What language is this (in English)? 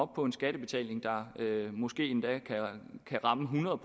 Danish